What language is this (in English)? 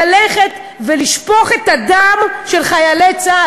Hebrew